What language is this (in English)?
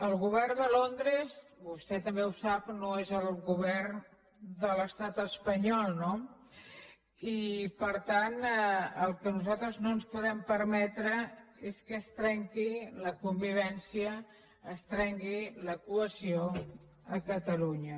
Catalan